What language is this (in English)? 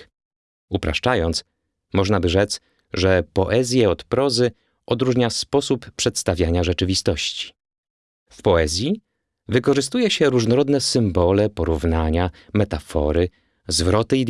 Polish